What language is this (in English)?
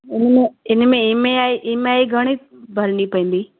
Sindhi